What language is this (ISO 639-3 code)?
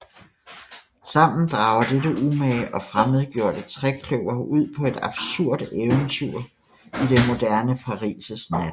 dan